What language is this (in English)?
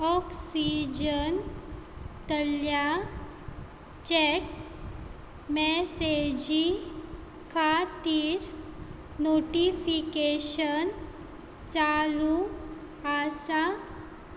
Konkani